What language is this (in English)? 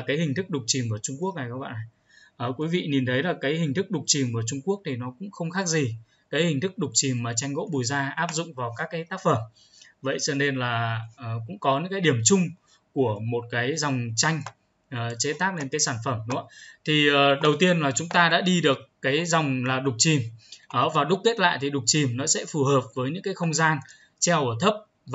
Vietnamese